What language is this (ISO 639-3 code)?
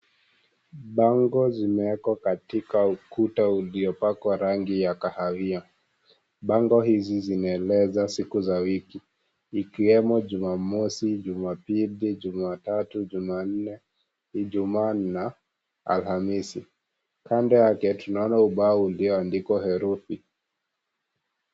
swa